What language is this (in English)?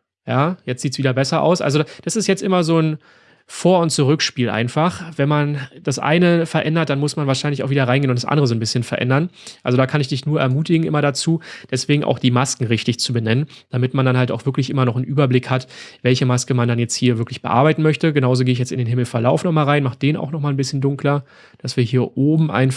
German